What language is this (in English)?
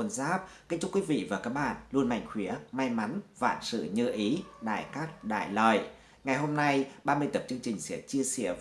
Vietnamese